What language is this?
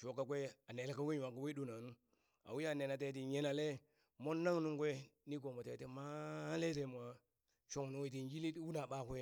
Burak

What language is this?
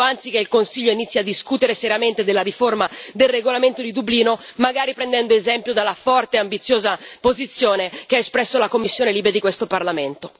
Italian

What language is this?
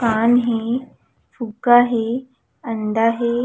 Chhattisgarhi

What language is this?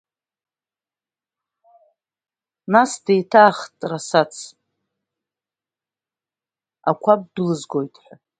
Abkhazian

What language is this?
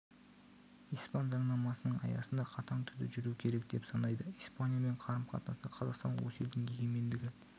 Kazakh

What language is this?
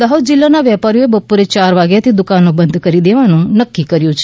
Gujarati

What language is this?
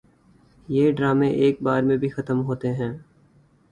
Urdu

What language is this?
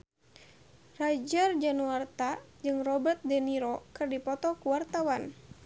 Sundanese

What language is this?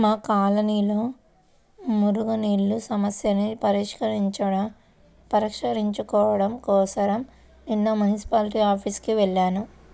Telugu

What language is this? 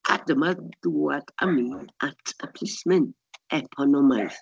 Welsh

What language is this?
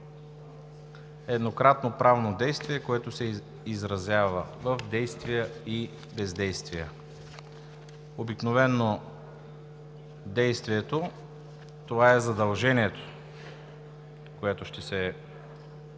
Bulgarian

